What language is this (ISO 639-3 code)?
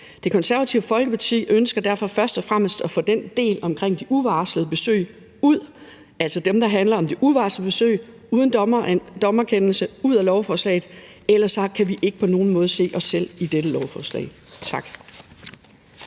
dan